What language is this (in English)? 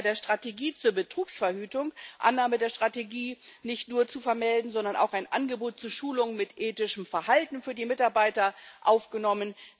German